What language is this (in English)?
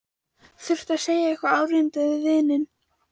Icelandic